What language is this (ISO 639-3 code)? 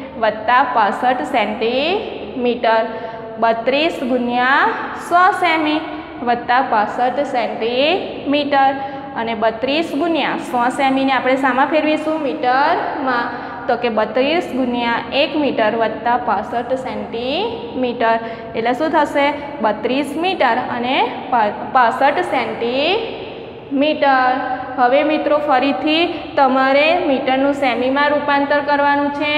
hin